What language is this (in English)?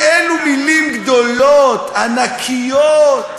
Hebrew